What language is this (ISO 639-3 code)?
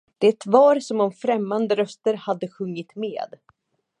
swe